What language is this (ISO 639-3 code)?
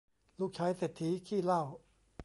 tha